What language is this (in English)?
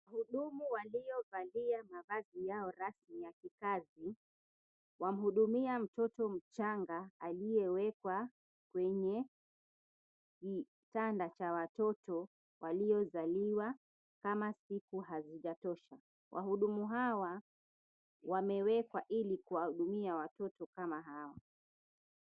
Swahili